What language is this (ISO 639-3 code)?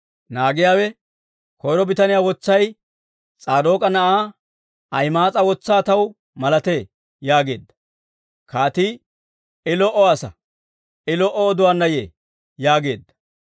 dwr